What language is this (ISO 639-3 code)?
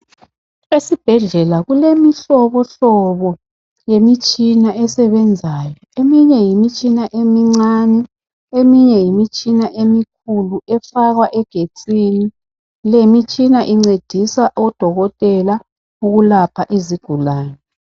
nde